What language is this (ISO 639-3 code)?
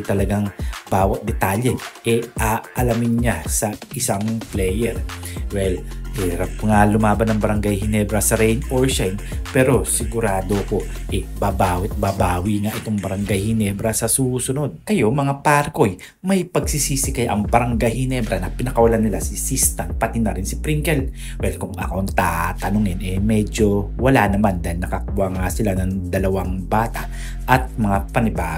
fil